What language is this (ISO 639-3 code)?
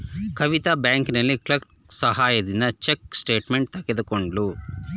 kan